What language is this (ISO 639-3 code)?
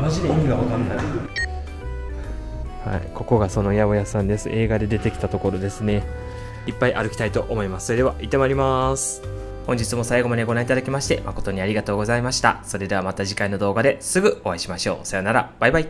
jpn